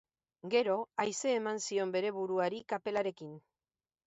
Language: Basque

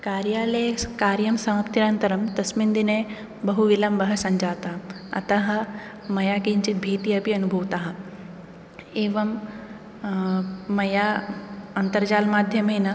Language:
Sanskrit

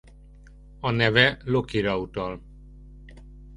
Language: Hungarian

